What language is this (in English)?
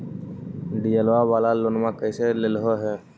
Magahi